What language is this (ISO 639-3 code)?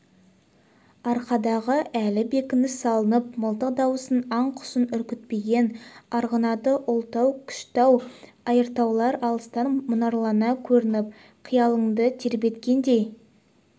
kaz